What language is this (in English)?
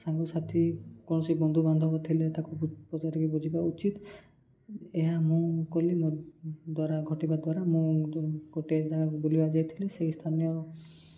Odia